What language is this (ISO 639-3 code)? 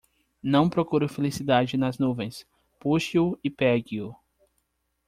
por